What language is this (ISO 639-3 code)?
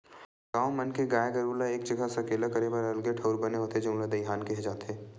hne